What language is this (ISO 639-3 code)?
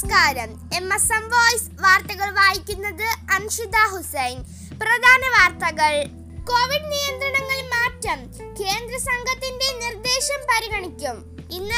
mal